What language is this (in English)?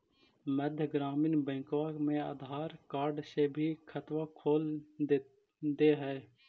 Magahi